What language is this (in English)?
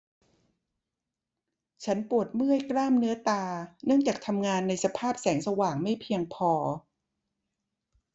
Thai